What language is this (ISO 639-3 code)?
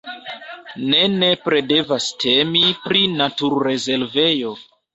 epo